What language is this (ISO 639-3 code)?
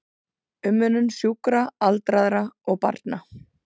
isl